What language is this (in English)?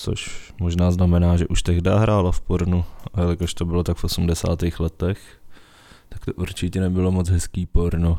Czech